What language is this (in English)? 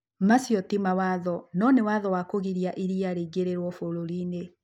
Kikuyu